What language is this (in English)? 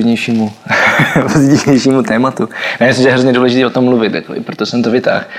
Czech